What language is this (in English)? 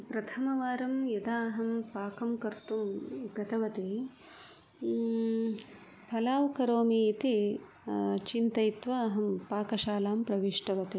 Sanskrit